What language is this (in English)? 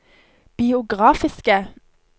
Norwegian